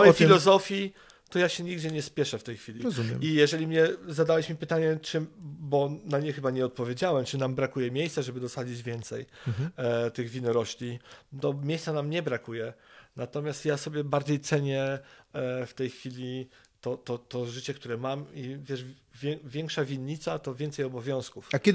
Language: Polish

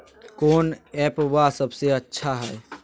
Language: Magahi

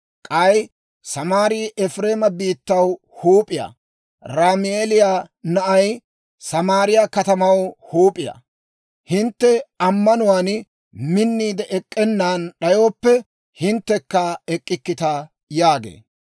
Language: Dawro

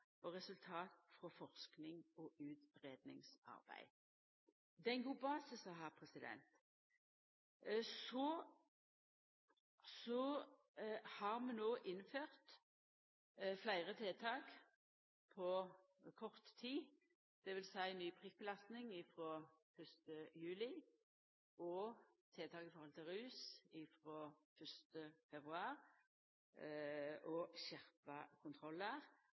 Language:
Norwegian Nynorsk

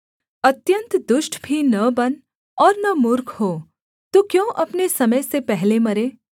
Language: Hindi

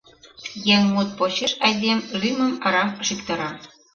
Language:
Mari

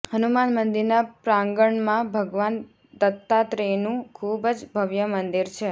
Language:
Gujarati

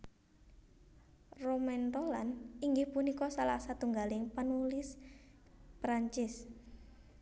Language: Javanese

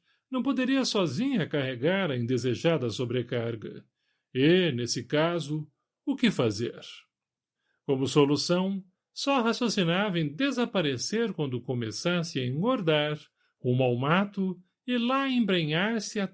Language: Portuguese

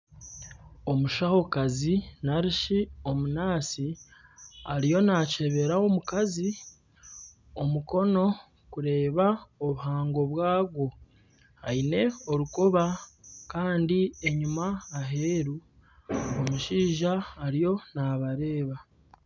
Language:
Nyankole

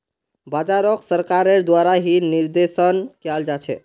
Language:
Magahi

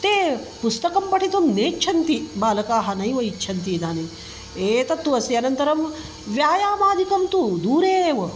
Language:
Sanskrit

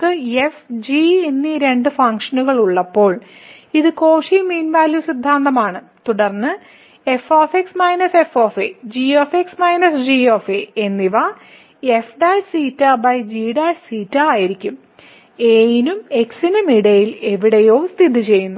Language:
Malayalam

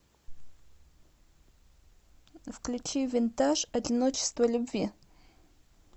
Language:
Russian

